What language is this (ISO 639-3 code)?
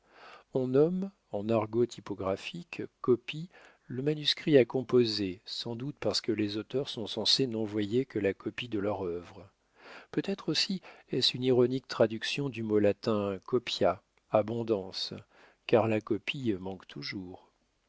fra